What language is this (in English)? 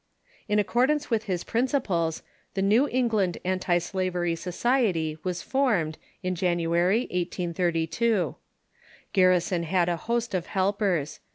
English